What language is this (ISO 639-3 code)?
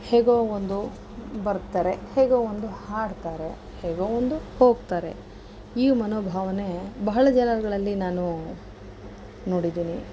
kan